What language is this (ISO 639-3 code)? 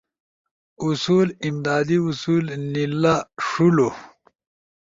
ush